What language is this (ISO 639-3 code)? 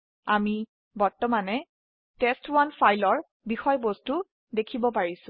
asm